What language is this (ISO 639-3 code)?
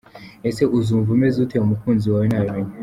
kin